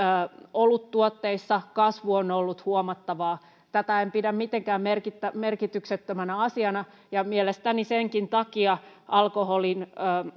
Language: Finnish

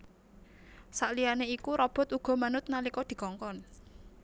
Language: Javanese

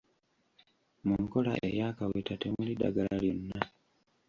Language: Ganda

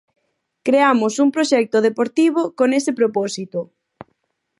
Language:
Galician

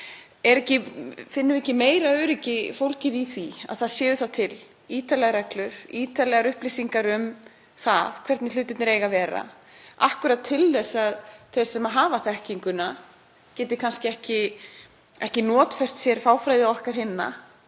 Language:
Icelandic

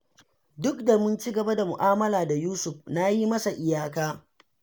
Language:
Hausa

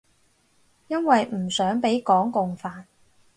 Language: Cantonese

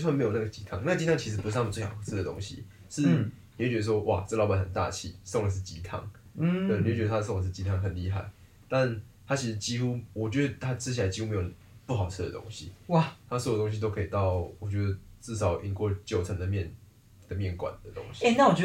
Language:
Chinese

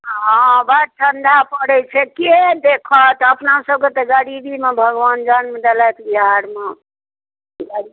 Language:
Maithili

